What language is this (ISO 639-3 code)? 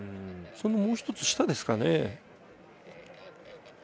jpn